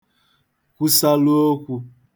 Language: Igbo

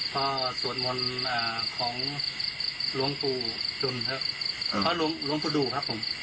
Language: Thai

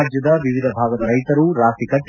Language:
Kannada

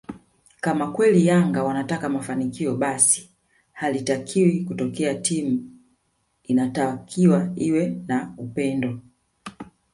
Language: Swahili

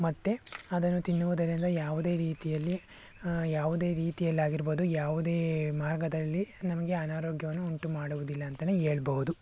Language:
Kannada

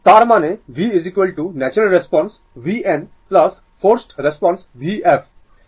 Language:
Bangla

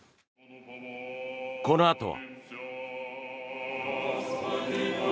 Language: Japanese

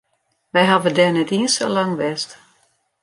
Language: Western Frisian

